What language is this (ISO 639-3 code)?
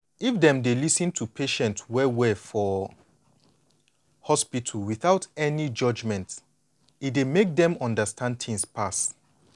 pcm